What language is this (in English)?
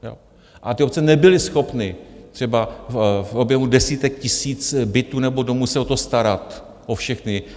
Czech